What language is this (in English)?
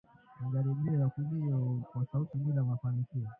Swahili